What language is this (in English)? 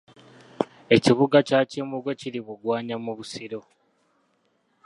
Ganda